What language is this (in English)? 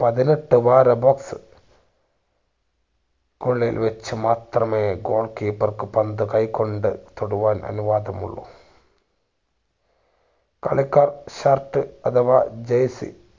Malayalam